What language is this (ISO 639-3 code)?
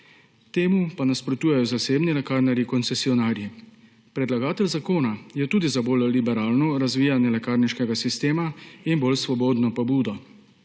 slv